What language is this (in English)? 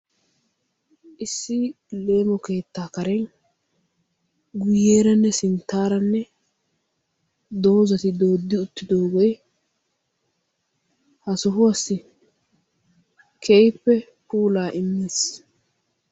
Wolaytta